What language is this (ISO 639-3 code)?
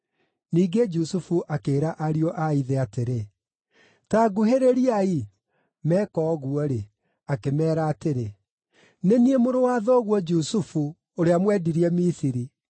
kik